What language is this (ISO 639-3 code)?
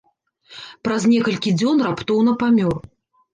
bel